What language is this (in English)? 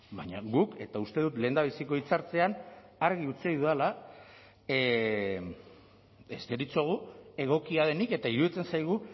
Basque